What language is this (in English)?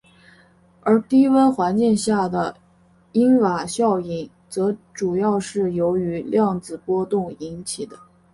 Chinese